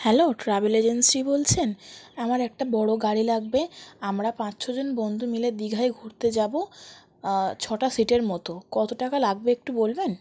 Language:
Bangla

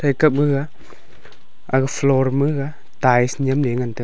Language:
Wancho Naga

